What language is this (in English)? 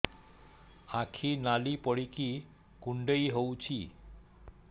Odia